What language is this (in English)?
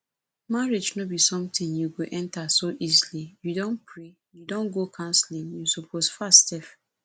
Nigerian Pidgin